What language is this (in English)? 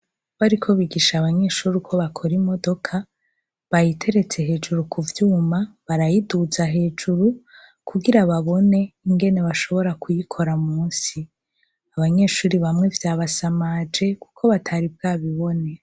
Rundi